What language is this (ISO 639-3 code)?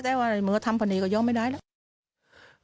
tha